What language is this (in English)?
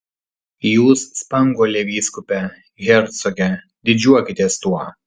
Lithuanian